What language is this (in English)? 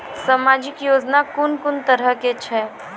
Maithili